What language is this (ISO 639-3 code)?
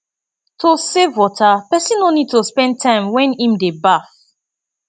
pcm